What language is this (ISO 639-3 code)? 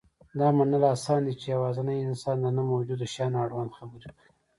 pus